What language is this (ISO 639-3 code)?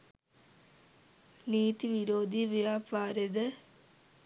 sin